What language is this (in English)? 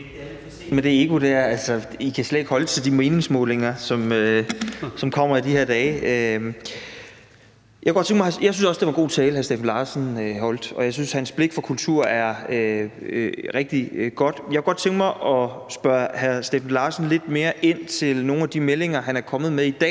Danish